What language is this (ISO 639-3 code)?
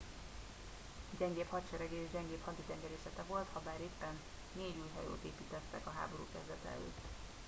hun